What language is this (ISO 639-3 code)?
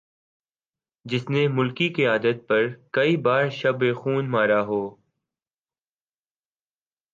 urd